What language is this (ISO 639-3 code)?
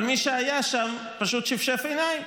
heb